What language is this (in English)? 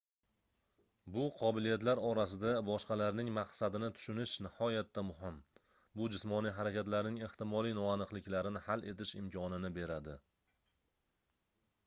Uzbek